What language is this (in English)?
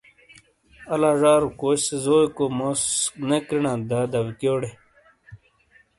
Shina